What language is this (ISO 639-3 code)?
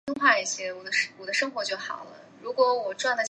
zho